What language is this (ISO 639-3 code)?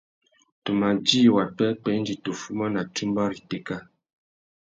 bag